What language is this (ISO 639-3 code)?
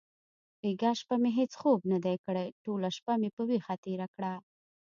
pus